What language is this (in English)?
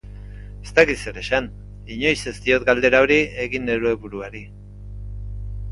Basque